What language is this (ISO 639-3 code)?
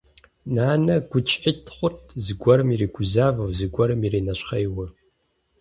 kbd